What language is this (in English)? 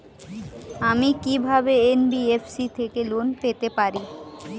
Bangla